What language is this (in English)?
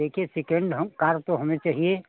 Hindi